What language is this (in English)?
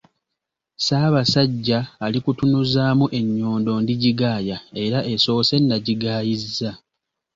Ganda